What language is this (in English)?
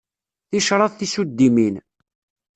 Kabyle